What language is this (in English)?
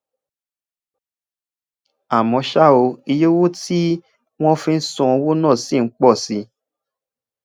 Yoruba